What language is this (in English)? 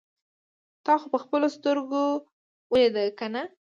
Pashto